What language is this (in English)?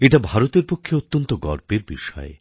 Bangla